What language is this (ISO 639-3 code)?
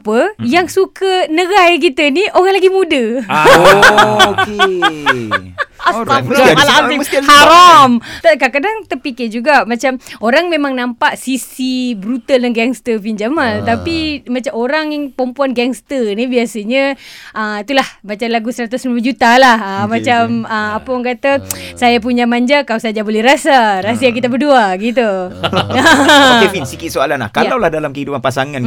msa